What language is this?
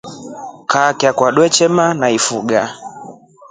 Rombo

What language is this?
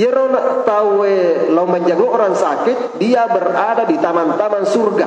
Indonesian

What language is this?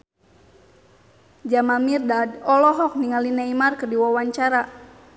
Sundanese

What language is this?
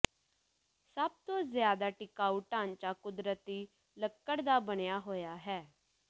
Punjabi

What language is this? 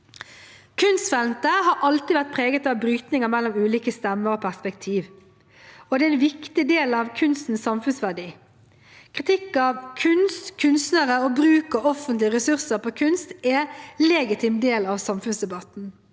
Norwegian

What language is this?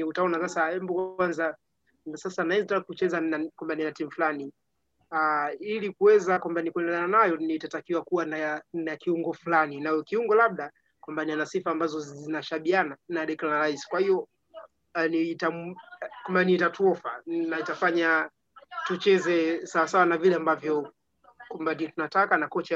Swahili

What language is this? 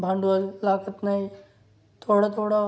Marathi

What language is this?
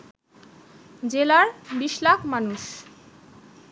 Bangla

